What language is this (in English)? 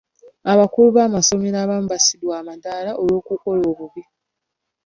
Ganda